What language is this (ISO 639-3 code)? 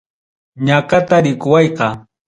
quy